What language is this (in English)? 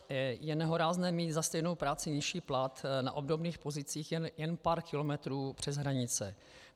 Czech